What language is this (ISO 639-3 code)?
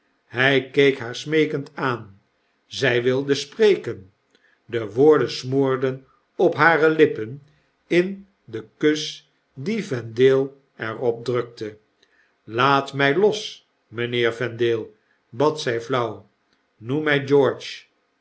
nld